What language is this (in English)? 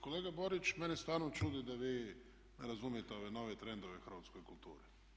Croatian